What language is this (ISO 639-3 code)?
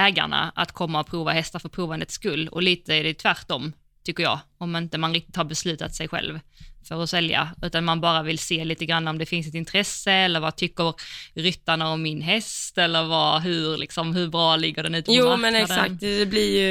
swe